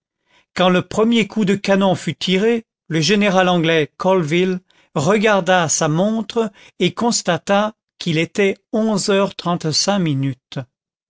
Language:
French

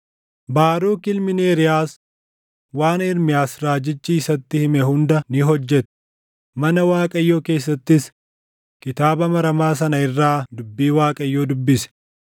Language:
Oromo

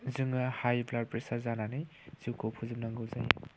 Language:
Bodo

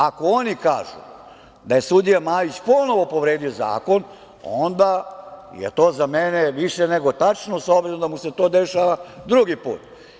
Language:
Serbian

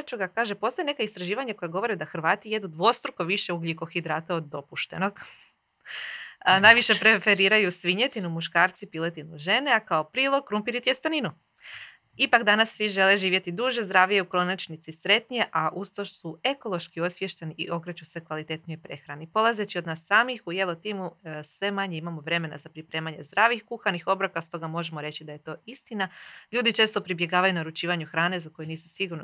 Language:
Croatian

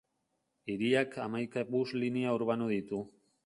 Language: Basque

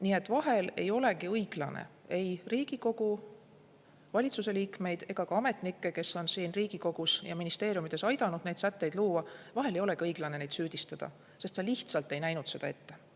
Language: Estonian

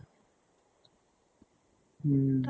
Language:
Assamese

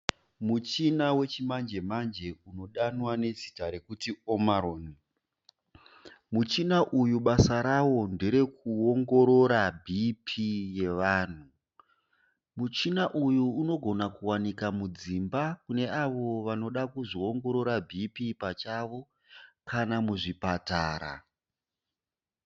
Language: Shona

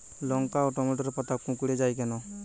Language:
Bangla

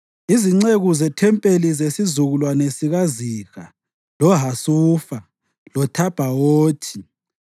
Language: North Ndebele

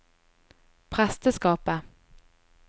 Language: Norwegian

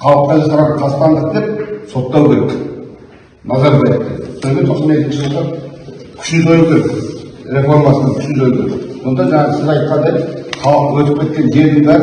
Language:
Turkish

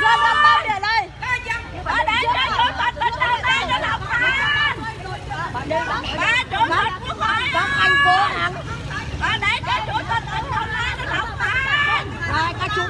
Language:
Vietnamese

